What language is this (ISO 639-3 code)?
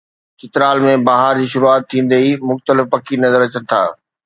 snd